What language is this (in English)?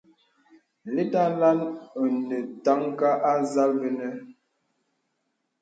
Bebele